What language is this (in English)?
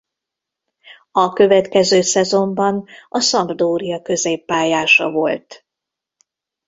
Hungarian